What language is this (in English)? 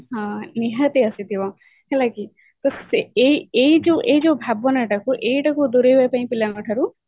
Odia